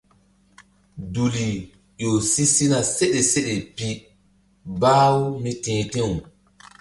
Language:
Mbum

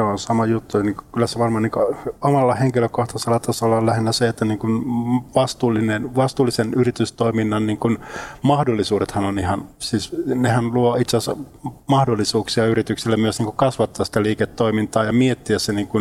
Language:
Finnish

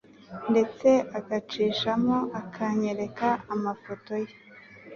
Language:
Kinyarwanda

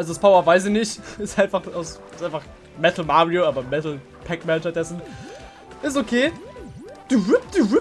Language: German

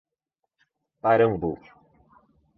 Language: Portuguese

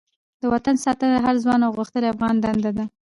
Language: Pashto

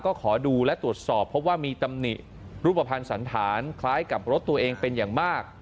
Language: Thai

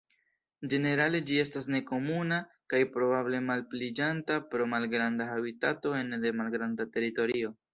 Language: Esperanto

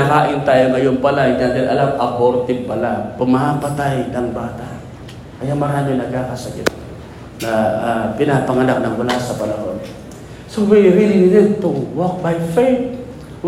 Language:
Filipino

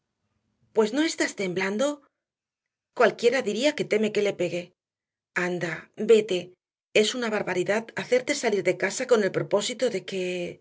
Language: Spanish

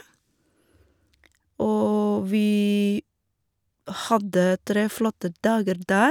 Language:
Norwegian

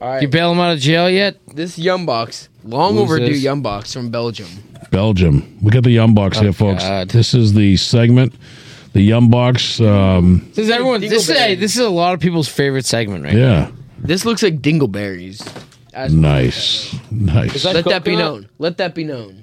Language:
English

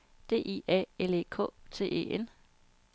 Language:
Danish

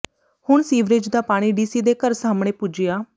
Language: Punjabi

